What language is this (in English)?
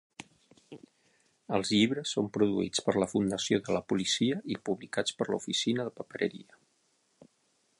Catalan